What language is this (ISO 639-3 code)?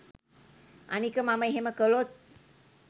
sin